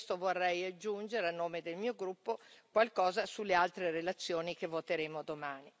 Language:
Italian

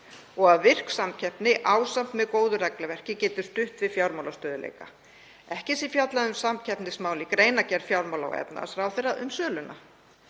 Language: Icelandic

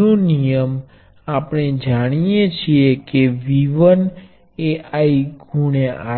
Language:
Gujarati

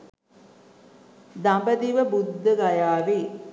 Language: Sinhala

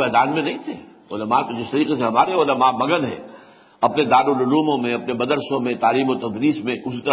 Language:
Urdu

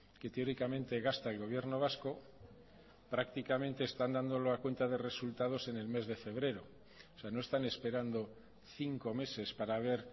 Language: Spanish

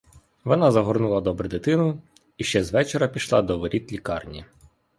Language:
Ukrainian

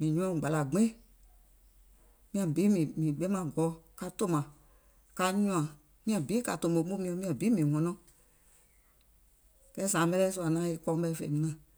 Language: Gola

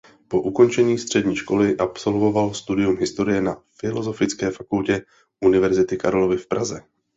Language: Czech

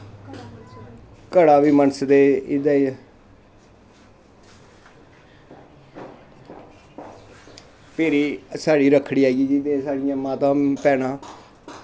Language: Dogri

